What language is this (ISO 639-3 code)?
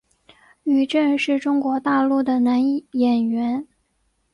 zho